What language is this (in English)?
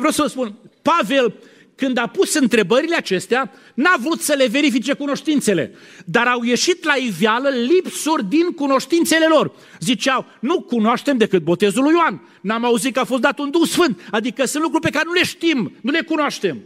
Romanian